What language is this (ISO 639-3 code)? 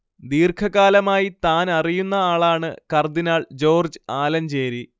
mal